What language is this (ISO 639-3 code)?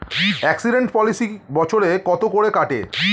ben